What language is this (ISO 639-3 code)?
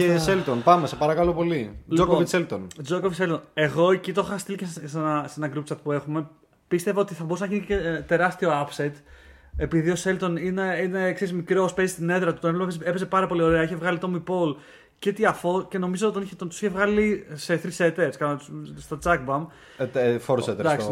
ell